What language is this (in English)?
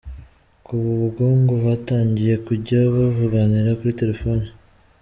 Kinyarwanda